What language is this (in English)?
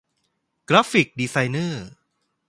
Thai